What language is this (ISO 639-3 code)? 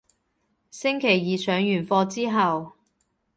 yue